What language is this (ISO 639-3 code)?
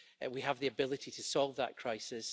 eng